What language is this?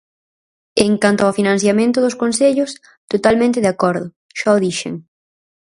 Galician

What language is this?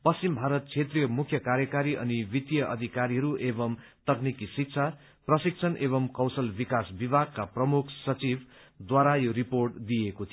Nepali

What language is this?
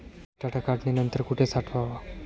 Marathi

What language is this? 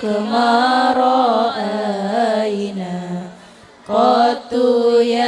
Indonesian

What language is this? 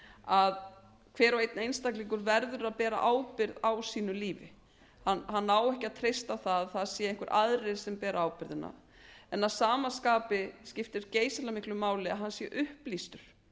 Icelandic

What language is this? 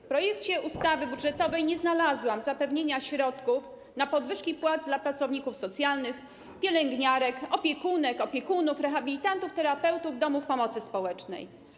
Polish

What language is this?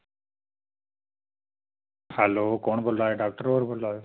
Dogri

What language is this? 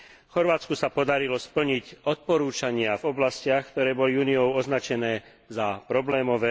Slovak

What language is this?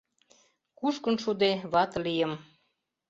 Mari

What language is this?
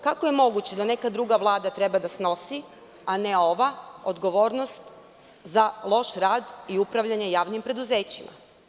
Serbian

